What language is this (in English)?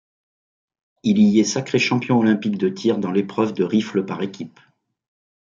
French